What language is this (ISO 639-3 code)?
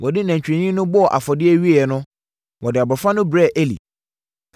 aka